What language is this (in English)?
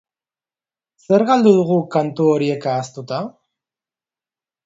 Basque